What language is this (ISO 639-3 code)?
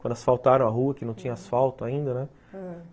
por